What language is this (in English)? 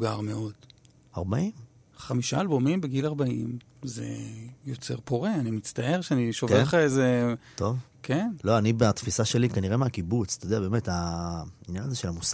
Hebrew